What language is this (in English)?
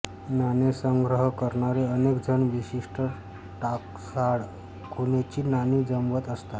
Marathi